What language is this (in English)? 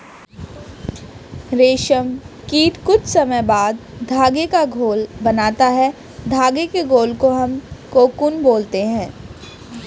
Hindi